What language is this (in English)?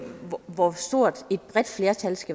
Danish